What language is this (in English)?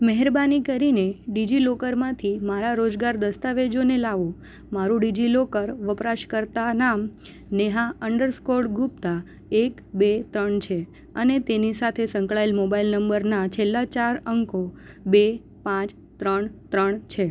Gujarati